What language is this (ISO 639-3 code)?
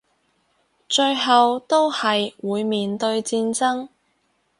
yue